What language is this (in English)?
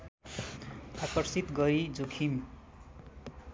Nepali